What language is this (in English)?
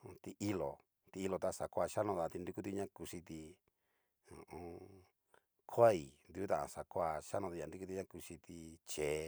Cacaloxtepec Mixtec